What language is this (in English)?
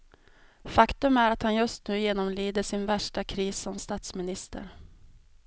Swedish